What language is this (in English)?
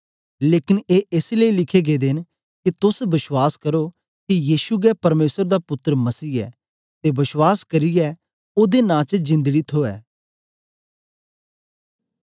Dogri